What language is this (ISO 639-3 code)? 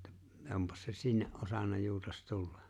fin